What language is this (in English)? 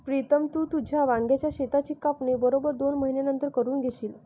Marathi